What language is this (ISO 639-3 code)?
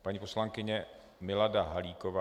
ces